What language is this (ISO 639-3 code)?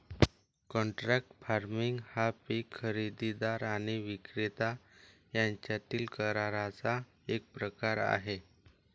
mar